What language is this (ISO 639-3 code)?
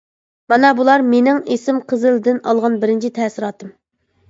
uig